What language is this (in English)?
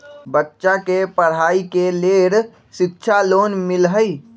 Magahi